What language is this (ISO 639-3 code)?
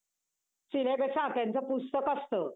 mar